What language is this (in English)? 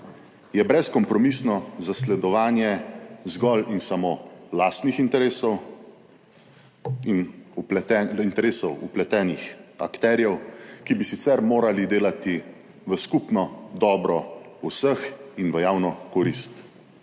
Slovenian